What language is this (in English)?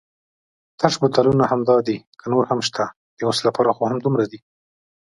Pashto